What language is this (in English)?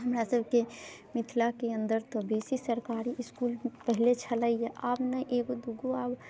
Maithili